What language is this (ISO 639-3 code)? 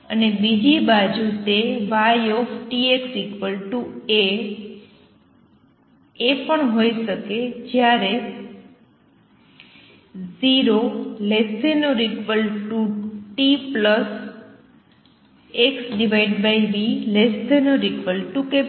guj